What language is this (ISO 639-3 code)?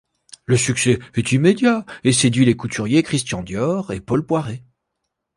fra